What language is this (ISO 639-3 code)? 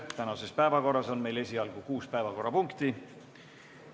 est